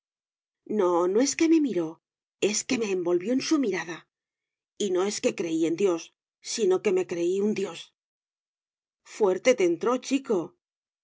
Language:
Spanish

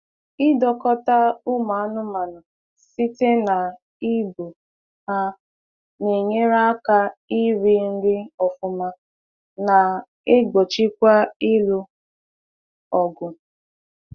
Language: Igbo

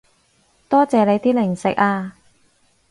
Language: Cantonese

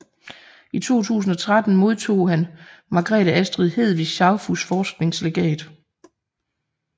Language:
Danish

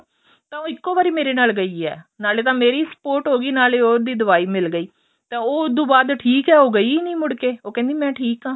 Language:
Punjabi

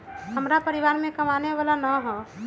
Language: Magahi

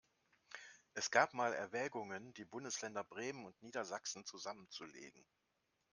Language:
German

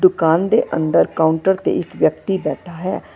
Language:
Punjabi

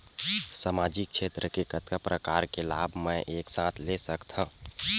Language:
Chhattisgarhi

